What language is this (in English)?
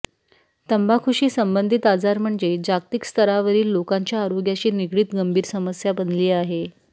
Marathi